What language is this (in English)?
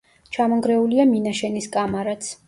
Georgian